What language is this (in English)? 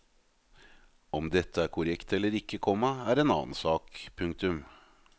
Norwegian